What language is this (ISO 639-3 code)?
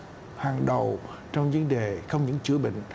vie